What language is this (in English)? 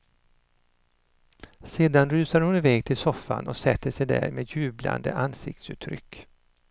Swedish